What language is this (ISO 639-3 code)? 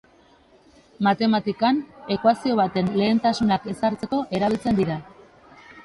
eus